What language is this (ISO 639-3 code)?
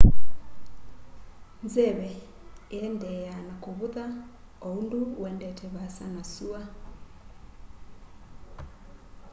kam